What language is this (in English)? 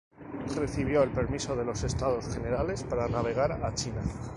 Spanish